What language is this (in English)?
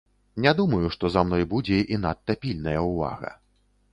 Belarusian